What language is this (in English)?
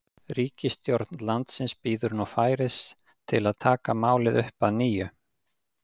Icelandic